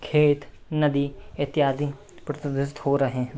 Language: Hindi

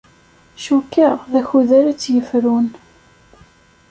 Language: Kabyle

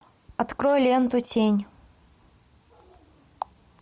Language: Russian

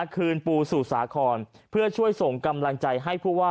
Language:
Thai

